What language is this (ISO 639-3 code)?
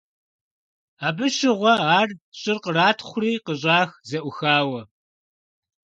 kbd